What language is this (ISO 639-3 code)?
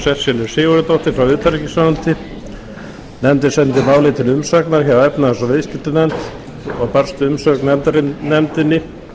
isl